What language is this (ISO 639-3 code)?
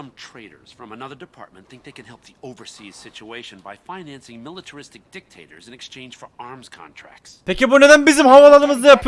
tur